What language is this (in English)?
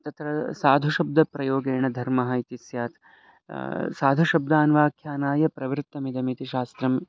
Sanskrit